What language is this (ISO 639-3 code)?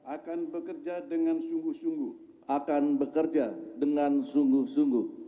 ind